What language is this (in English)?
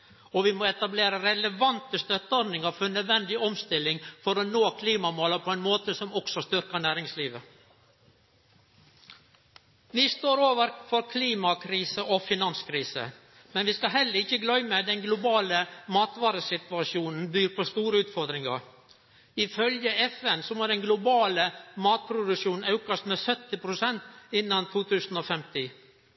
Norwegian Nynorsk